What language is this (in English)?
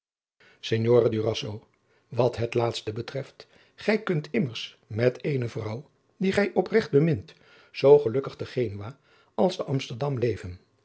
Dutch